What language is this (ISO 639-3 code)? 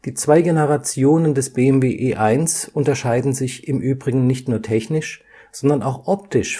deu